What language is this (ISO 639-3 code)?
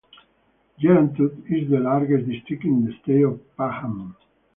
eng